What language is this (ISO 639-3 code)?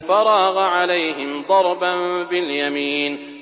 ara